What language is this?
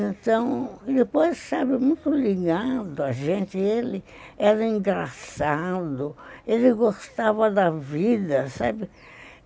Portuguese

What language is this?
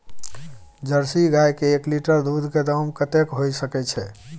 Maithili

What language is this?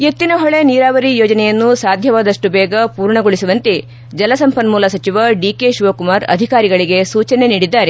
Kannada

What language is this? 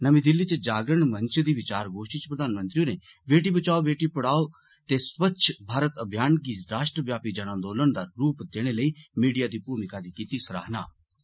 Dogri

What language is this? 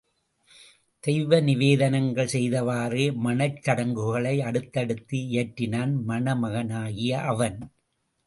Tamil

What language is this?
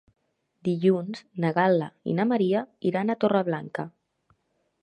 Catalan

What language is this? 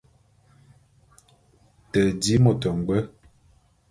Bulu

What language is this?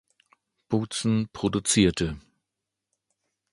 German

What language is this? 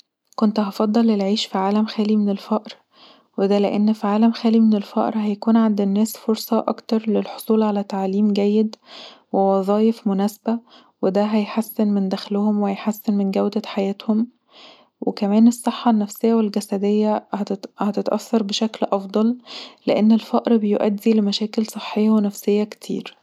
Egyptian Arabic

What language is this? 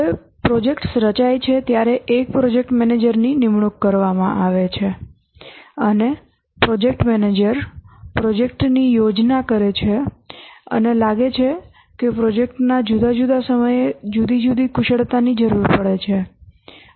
Gujarati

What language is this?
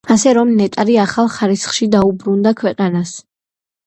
Georgian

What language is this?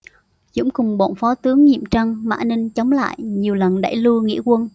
Vietnamese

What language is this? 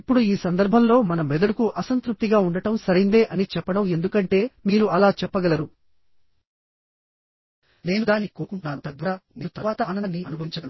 Telugu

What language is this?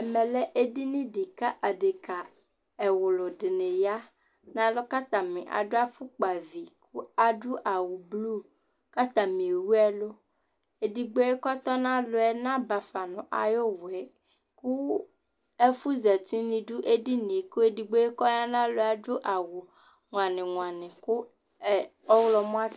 Ikposo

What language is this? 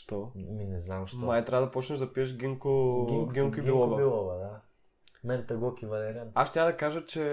Bulgarian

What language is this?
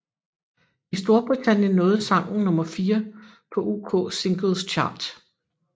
Danish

